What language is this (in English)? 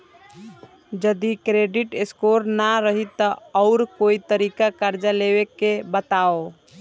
Bhojpuri